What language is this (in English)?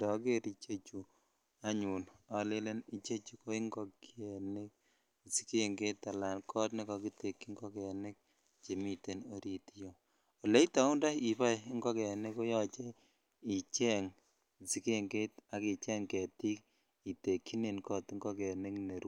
Kalenjin